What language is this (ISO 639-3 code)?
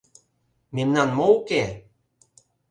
chm